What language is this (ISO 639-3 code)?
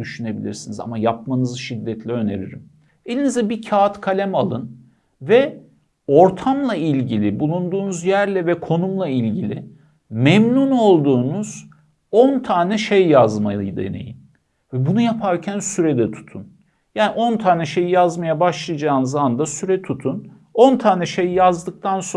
tur